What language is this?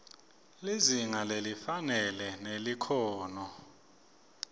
Swati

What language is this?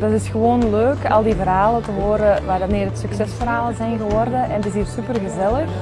Dutch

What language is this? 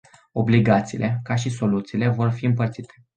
Romanian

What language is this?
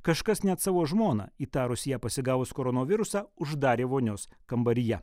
Lithuanian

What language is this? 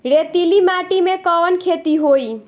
Bhojpuri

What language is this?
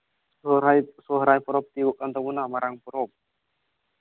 Santali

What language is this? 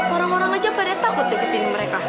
Indonesian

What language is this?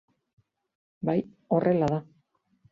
Basque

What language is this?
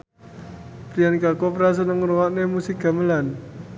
Javanese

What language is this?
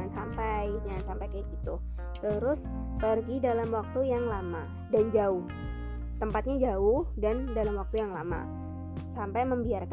Indonesian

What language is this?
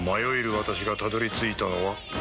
Japanese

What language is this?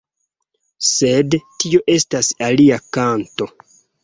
Esperanto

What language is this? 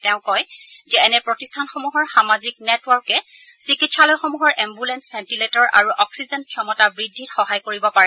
Assamese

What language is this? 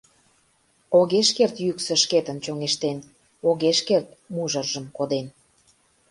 Mari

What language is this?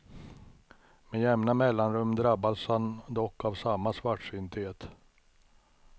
Swedish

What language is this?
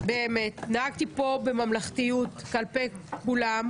Hebrew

